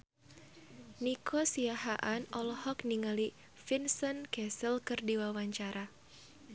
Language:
Sundanese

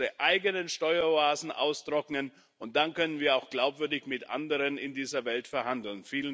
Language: German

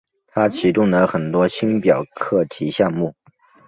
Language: Chinese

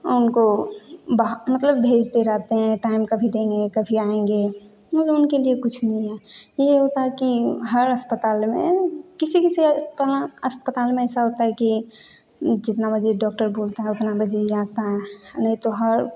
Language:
Hindi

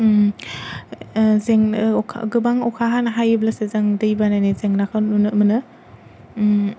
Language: Bodo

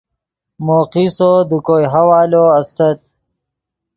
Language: Yidgha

